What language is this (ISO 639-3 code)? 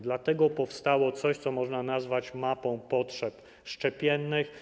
pol